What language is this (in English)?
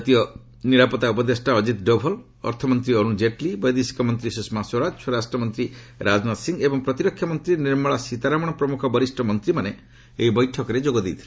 Odia